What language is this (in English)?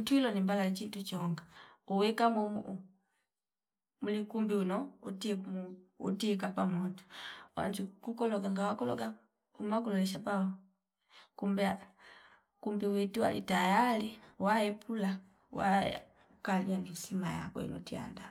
Fipa